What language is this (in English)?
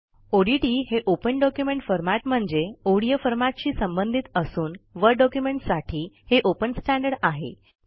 Marathi